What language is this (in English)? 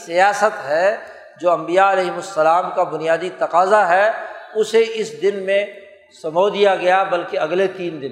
Urdu